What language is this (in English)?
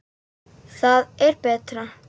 Icelandic